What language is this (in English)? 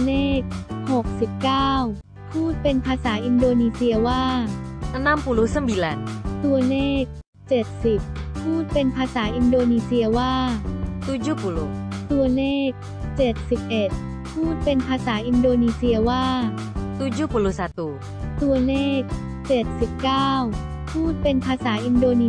Thai